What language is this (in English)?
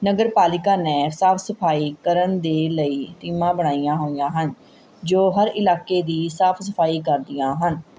Punjabi